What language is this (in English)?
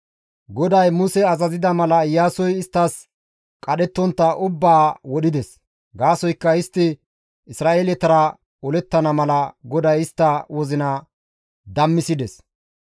Gamo